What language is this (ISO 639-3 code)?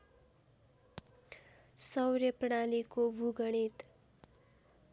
nep